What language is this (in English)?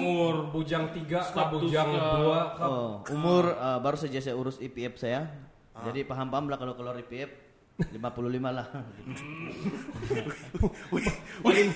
Malay